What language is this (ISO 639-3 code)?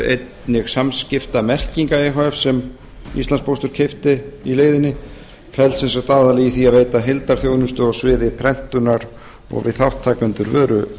isl